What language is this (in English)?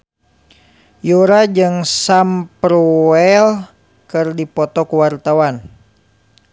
Sundanese